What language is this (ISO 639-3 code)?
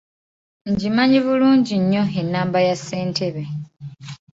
lug